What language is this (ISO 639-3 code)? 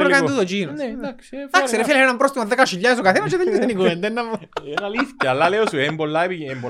ell